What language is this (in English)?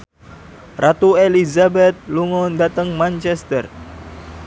Javanese